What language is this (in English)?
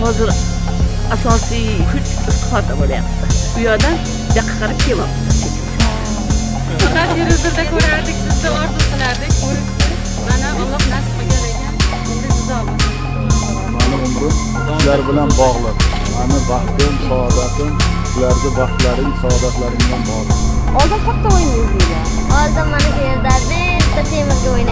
Turkish